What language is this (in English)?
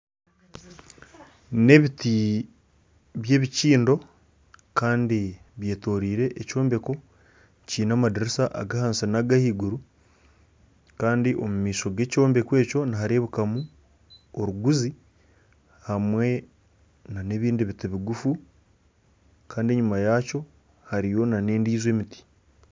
Nyankole